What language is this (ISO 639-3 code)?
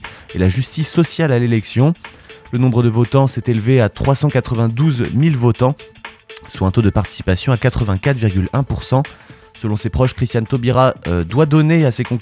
fra